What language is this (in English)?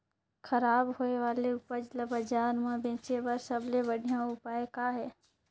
Chhattisgarhi